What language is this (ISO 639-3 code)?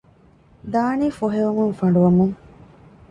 div